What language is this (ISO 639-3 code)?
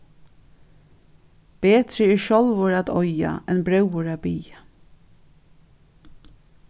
fao